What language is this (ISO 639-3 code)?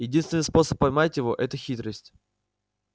rus